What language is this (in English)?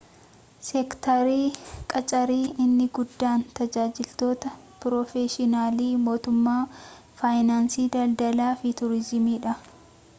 Oromo